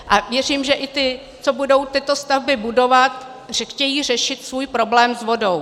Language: Czech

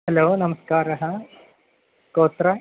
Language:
Sanskrit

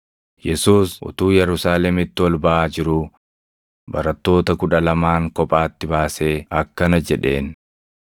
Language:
Oromo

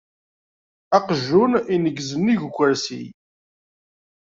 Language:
Kabyle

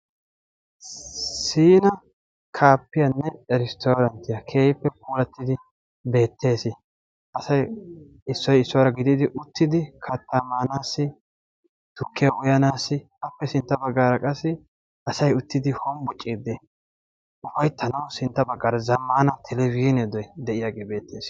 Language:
Wolaytta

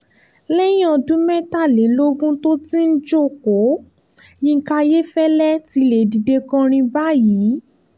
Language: Yoruba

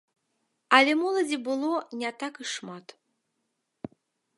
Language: Belarusian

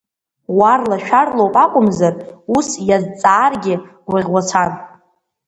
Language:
Abkhazian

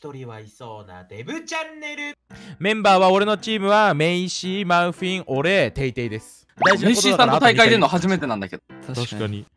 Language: Japanese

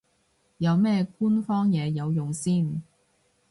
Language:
Cantonese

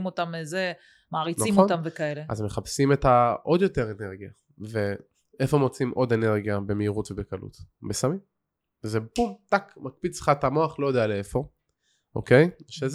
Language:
Hebrew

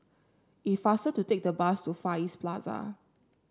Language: English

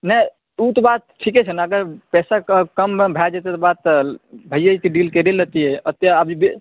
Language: Maithili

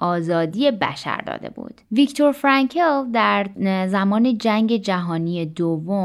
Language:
Persian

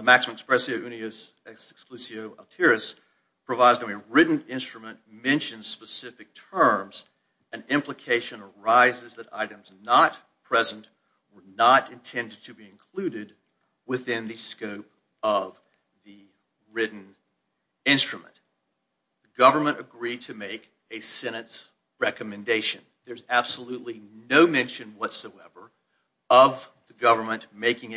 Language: English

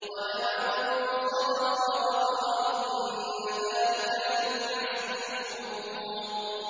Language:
Arabic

